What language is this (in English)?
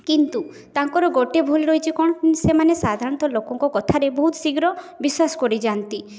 Odia